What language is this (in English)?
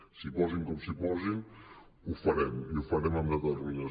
Catalan